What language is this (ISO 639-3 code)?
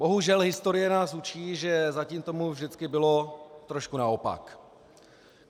ces